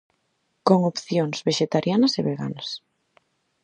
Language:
Galician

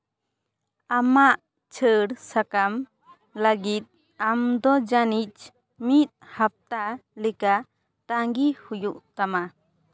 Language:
Santali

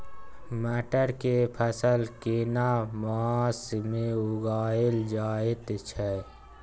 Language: Maithili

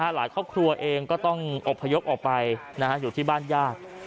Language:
Thai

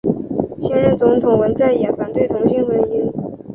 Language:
Chinese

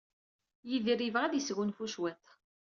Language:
Kabyle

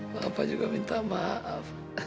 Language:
Indonesian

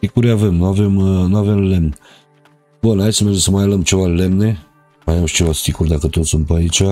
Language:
Romanian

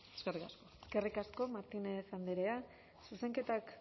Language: Basque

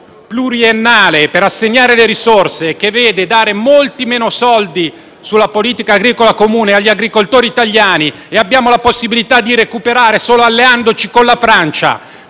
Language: Italian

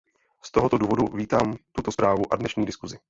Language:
Czech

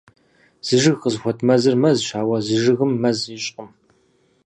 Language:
Kabardian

